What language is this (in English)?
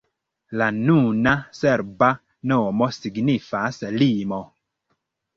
Esperanto